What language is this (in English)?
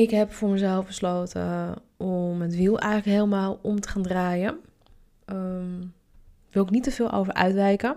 Dutch